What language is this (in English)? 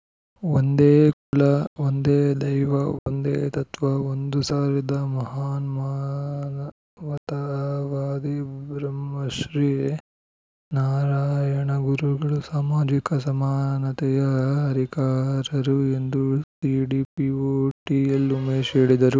Kannada